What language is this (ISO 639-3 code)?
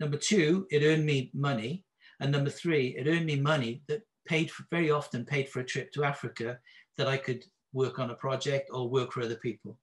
eng